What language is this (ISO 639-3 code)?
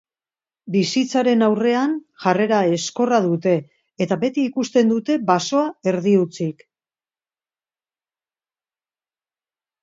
eus